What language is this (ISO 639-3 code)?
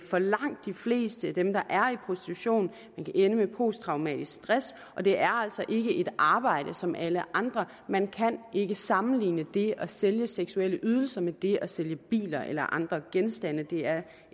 dan